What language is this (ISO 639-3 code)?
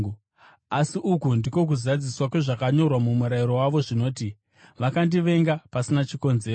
sna